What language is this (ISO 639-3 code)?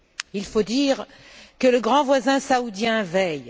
fra